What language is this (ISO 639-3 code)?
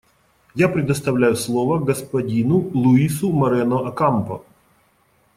rus